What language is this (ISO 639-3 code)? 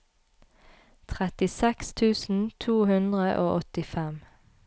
nor